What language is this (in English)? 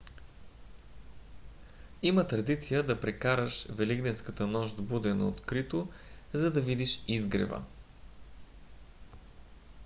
Bulgarian